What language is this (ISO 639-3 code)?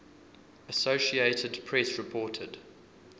eng